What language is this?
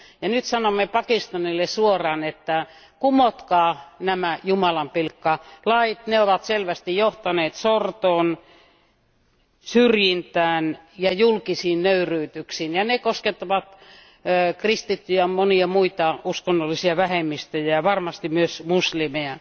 Finnish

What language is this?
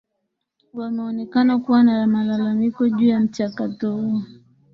Swahili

